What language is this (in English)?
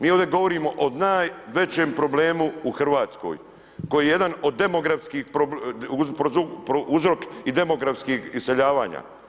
Croatian